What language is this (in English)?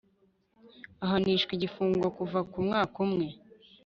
Kinyarwanda